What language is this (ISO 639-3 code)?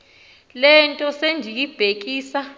xho